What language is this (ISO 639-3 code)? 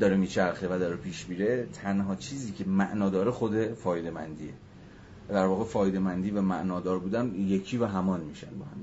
fas